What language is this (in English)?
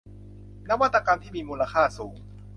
Thai